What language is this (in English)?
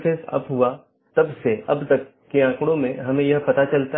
Hindi